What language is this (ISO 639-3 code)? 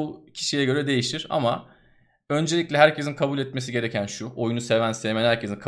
tur